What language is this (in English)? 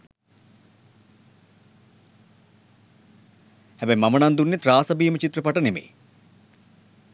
Sinhala